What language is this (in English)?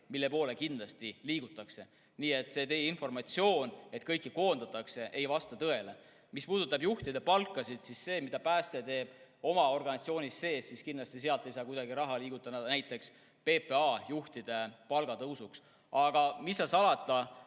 Estonian